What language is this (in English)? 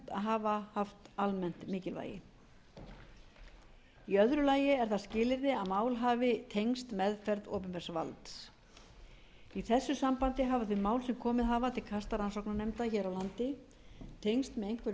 Icelandic